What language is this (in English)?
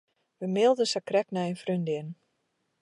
Western Frisian